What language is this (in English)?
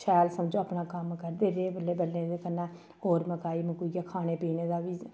Dogri